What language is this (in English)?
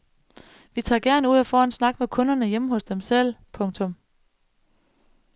Danish